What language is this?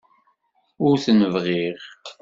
Kabyle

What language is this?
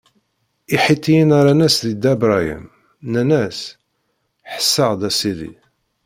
Kabyle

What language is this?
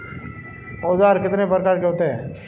Hindi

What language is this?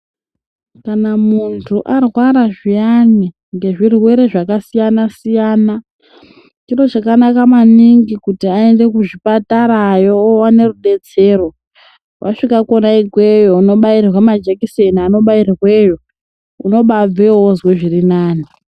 Ndau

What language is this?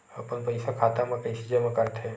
Chhattisgarhi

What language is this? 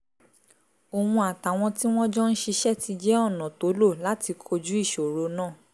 Yoruba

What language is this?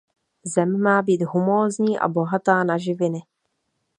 Czech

